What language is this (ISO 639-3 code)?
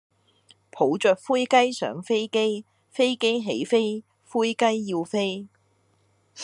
yue